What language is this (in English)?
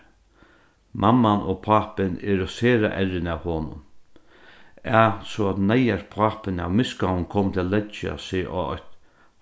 Faroese